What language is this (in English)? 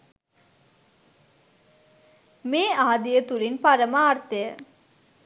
Sinhala